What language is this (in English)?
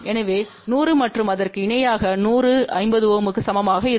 Tamil